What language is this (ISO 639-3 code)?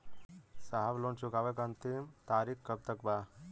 bho